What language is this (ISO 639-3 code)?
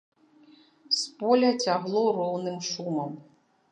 bel